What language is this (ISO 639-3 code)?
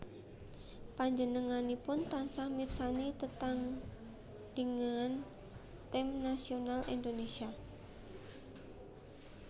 jav